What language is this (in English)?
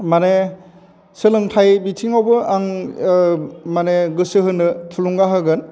Bodo